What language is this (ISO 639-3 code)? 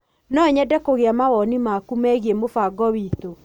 kik